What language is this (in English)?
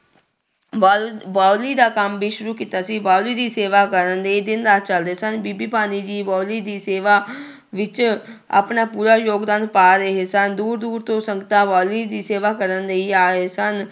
Punjabi